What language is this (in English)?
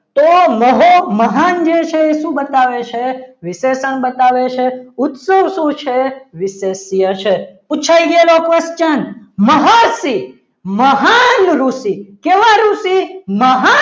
Gujarati